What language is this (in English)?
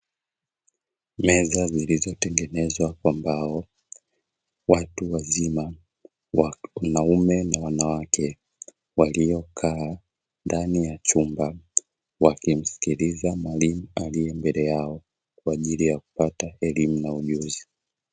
Swahili